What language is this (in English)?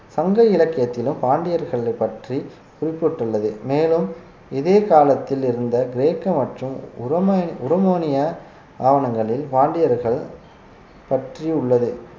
Tamil